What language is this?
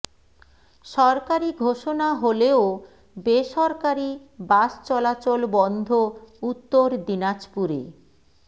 Bangla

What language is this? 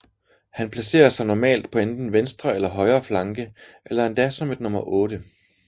Danish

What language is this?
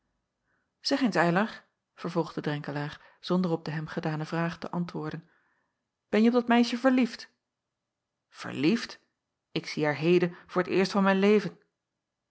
Dutch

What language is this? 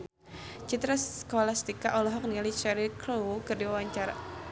Sundanese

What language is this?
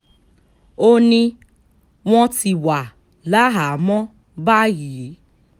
Yoruba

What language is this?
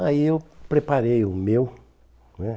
Portuguese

